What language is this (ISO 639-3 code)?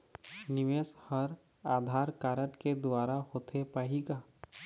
hne